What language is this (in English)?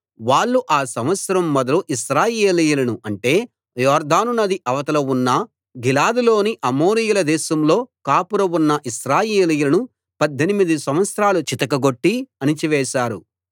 Telugu